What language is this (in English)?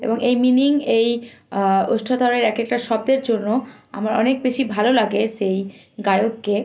Bangla